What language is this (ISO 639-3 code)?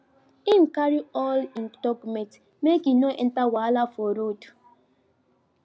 pcm